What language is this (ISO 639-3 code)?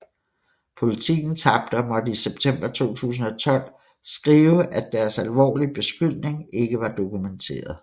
dan